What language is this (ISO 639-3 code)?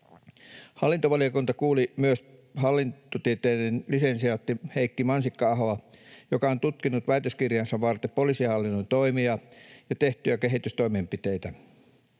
fin